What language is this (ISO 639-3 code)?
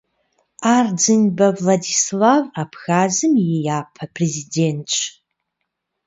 kbd